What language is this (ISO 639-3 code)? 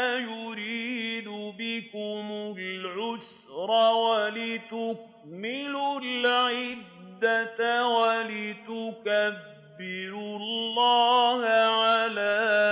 ara